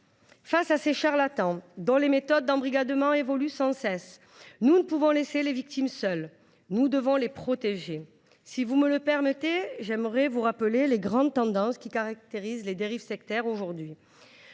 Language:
French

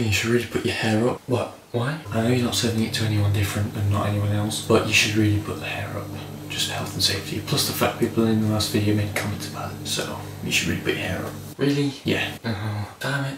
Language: English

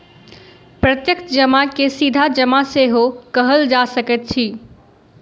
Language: Maithili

